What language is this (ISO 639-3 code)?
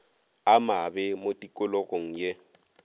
nso